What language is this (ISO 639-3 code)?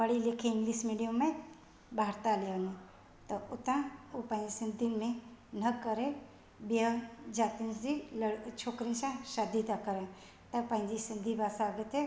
snd